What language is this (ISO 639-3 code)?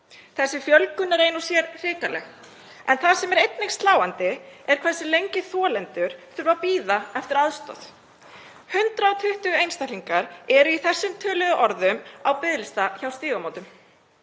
isl